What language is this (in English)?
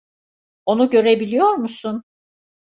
Turkish